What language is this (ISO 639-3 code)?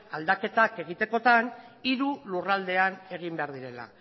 eus